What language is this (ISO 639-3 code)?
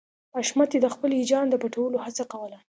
pus